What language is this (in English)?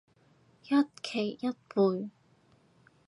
Cantonese